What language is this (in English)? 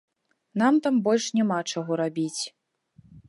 Belarusian